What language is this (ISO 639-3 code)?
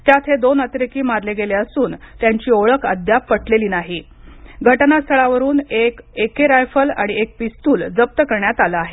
mar